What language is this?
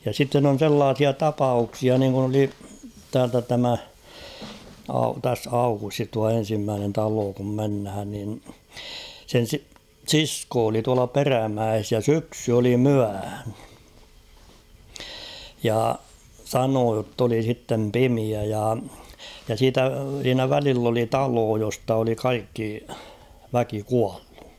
Finnish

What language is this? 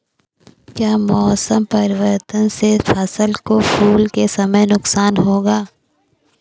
Hindi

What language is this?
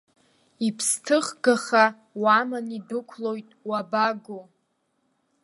Abkhazian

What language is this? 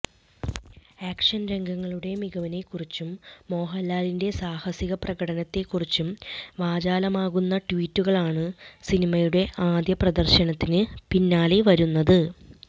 Malayalam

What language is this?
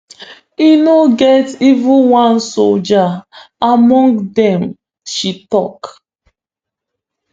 Nigerian Pidgin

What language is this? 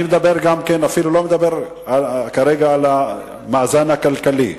Hebrew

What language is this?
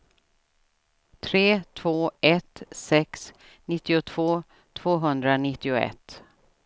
Swedish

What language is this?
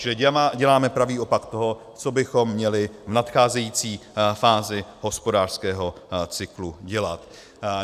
Czech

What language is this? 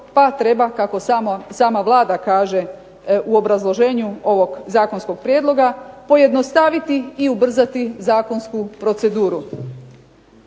Croatian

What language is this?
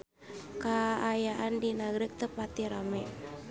Sundanese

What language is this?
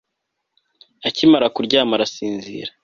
Kinyarwanda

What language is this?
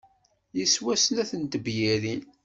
Kabyle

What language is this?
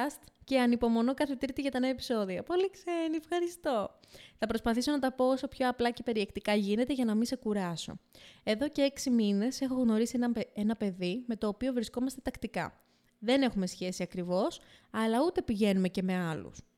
Greek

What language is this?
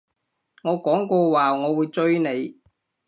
Cantonese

